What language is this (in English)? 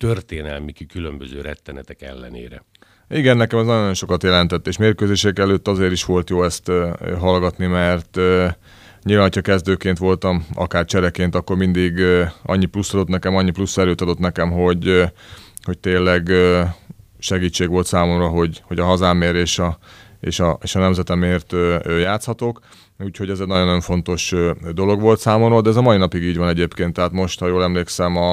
Hungarian